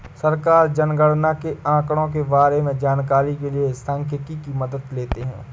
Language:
Hindi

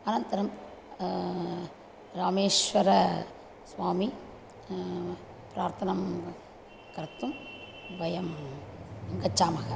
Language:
Sanskrit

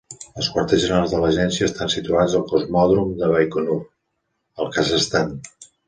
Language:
Catalan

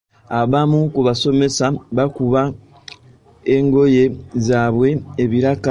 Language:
Ganda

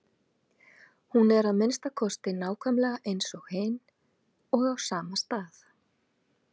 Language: Icelandic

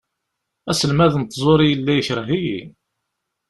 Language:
Kabyle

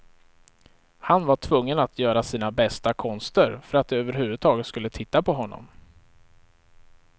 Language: Swedish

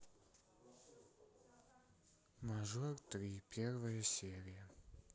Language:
Russian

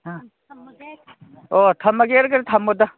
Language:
Manipuri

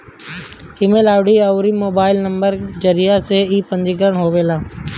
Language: Bhojpuri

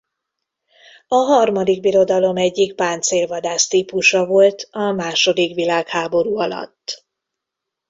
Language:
Hungarian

